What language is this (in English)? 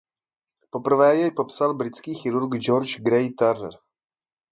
Czech